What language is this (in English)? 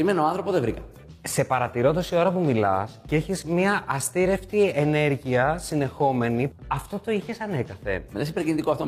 Greek